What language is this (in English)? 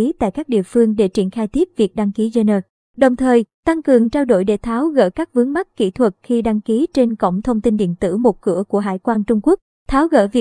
Vietnamese